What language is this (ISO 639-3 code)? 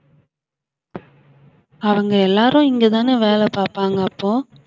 tam